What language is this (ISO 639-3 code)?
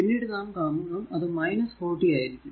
mal